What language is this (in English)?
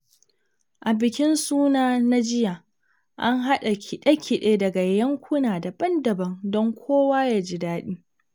Hausa